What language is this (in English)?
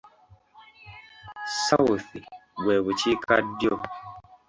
Ganda